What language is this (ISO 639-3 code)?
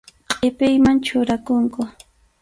qxu